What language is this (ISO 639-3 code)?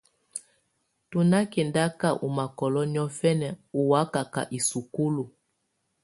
tvu